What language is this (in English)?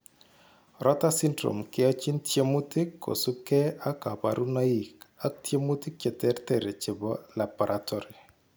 Kalenjin